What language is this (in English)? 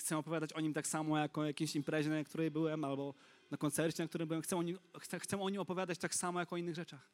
Polish